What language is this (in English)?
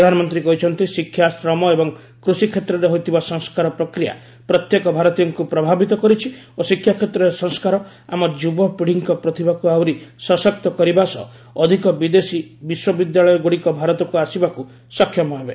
Odia